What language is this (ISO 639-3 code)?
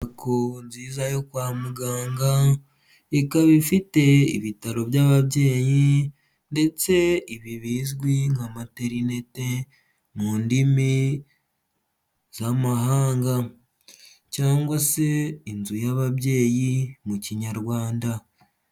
kin